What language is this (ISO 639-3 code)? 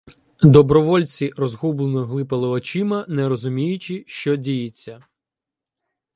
ukr